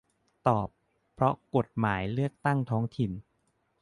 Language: Thai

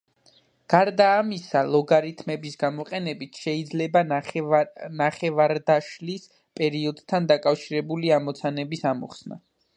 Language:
Georgian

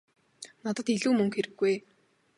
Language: Mongolian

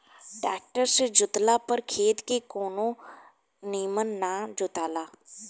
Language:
Bhojpuri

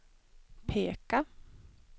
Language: Swedish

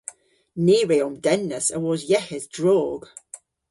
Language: Cornish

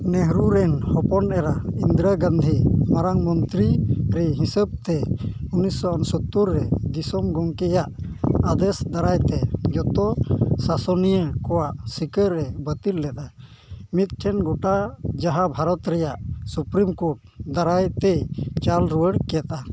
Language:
Santali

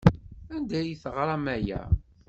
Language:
Kabyle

